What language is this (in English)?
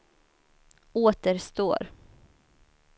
Swedish